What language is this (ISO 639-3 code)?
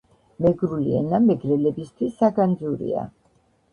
kat